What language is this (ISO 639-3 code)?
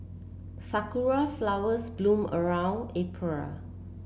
eng